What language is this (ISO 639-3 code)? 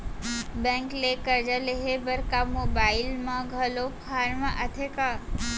hne